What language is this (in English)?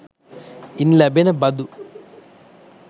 Sinhala